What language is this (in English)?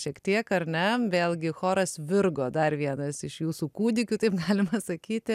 Lithuanian